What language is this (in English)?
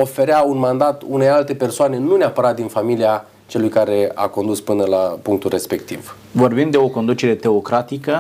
Romanian